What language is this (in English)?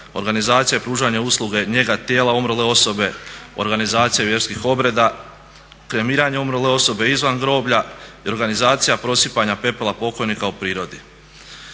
Croatian